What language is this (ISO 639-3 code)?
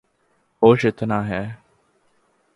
urd